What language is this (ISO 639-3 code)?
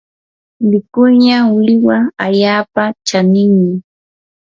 qur